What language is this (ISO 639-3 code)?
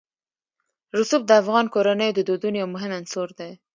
pus